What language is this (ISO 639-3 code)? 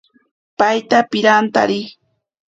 prq